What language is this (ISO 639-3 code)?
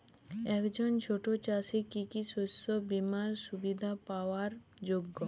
ben